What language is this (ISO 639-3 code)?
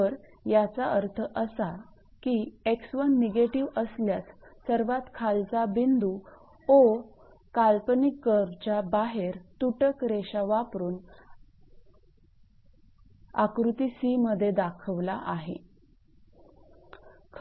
mar